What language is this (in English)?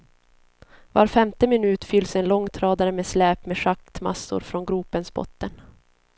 Swedish